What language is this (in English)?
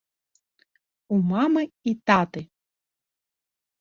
Belarusian